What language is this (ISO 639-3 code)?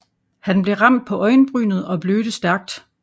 dan